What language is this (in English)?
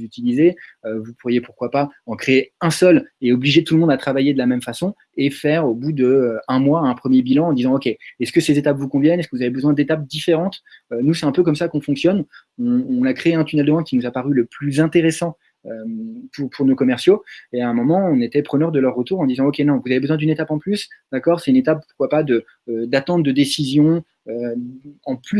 French